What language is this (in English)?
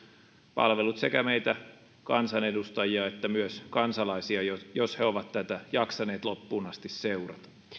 Finnish